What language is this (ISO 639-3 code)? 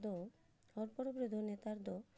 sat